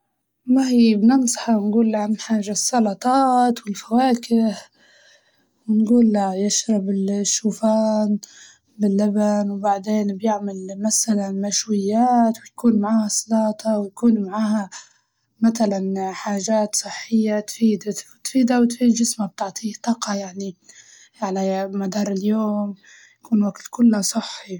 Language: Libyan Arabic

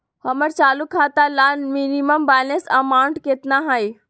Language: Magahi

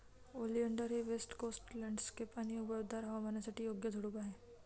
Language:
Marathi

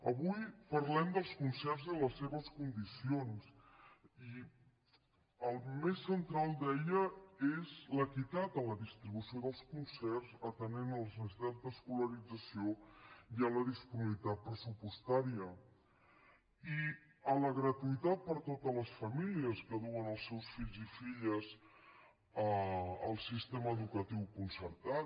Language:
Catalan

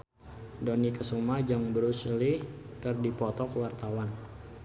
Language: Sundanese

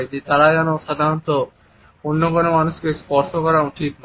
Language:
Bangla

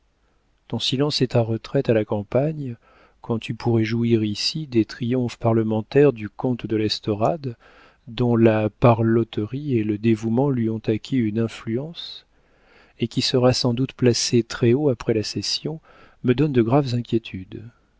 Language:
French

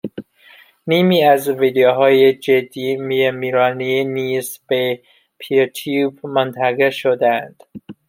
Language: Persian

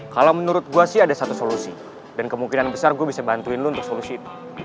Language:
Indonesian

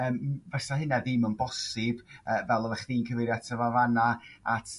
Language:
Welsh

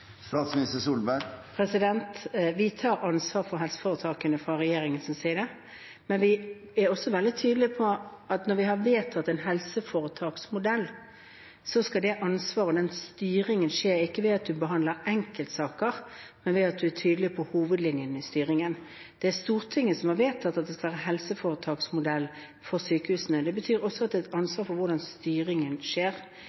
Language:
Norwegian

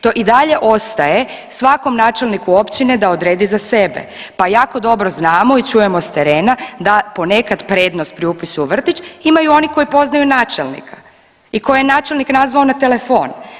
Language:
Croatian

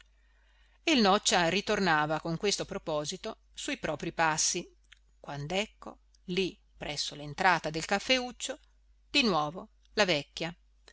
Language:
Italian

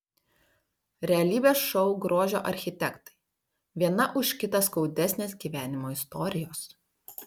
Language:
Lithuanian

